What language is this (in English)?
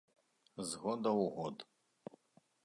Belarusian